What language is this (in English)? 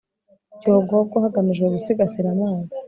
Kinyarwanda